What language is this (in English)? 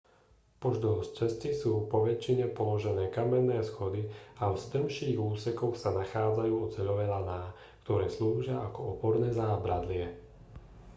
Slovak